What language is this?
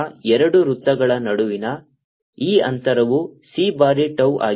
Kannada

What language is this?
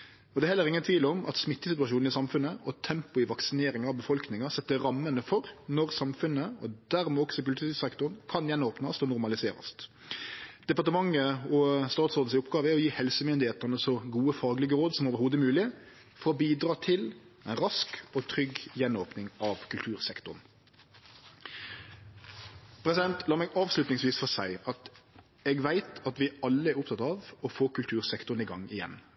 Norwegian Nynorsk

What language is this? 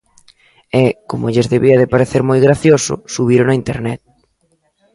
Galician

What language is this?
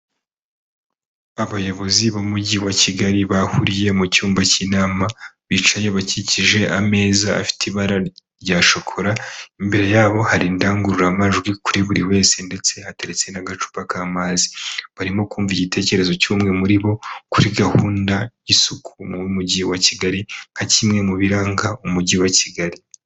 Kinyarwanda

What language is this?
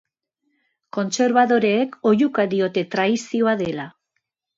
Basque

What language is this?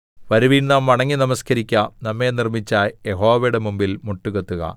Malayalam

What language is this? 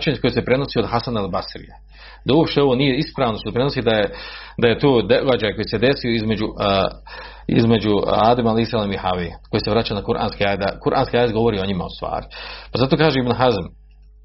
Croatian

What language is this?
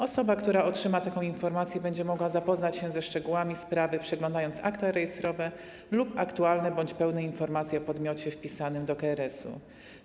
Polish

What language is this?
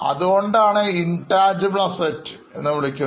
Malayalam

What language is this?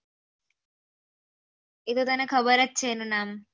Gujarati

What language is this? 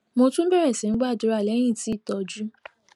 Yoruba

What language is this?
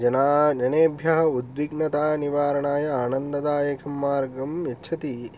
Sanskrit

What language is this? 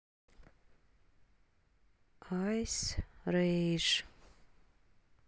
Russian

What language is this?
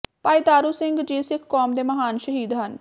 Punjabi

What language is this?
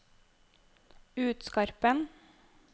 Norwegian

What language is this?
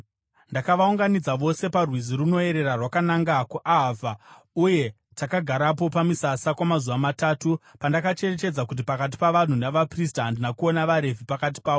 Shona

